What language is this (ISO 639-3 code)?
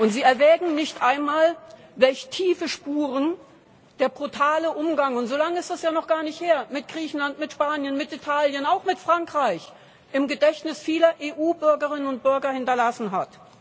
deu